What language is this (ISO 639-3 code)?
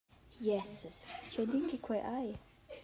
roh